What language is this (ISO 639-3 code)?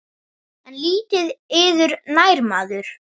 isl